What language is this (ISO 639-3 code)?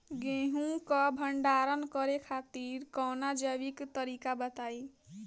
bho